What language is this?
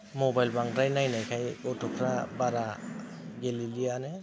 Bodo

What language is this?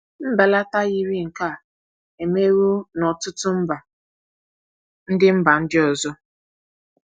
Igbo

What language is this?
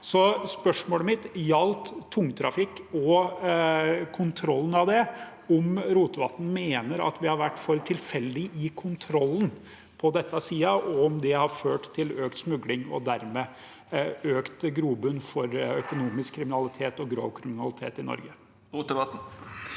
Norwegian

